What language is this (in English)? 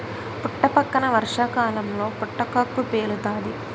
Telugu